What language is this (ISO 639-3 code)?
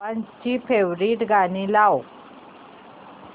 mar